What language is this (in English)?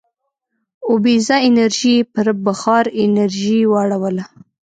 Pashto